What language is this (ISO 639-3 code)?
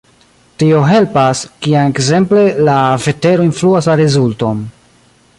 epo